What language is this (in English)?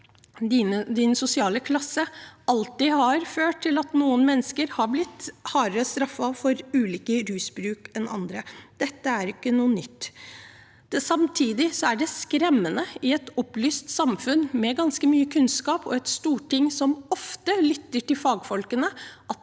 Norwegian